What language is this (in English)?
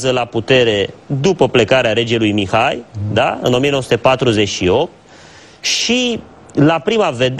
Romanian